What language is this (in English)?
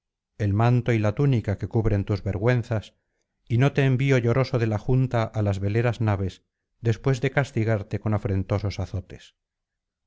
Spanish